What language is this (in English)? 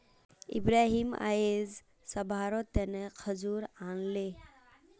Magahi